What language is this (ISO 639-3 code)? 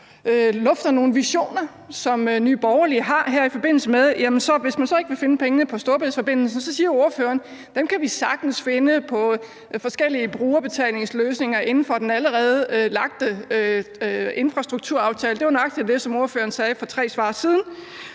dan